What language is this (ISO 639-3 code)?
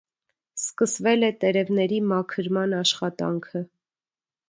hye